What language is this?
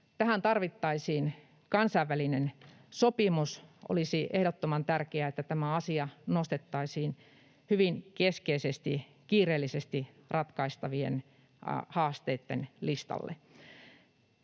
Finnish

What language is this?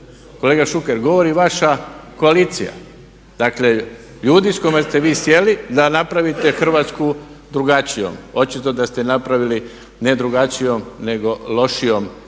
Croatian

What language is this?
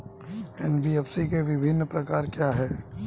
Hindi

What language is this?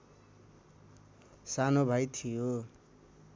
Nepali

